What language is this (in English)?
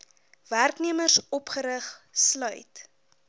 Afrikaans